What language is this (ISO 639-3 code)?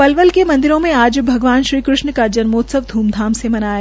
hin